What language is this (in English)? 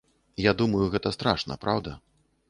Belarusian